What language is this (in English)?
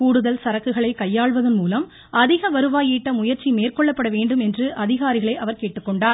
Tamil